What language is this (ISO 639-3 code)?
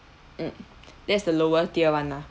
eng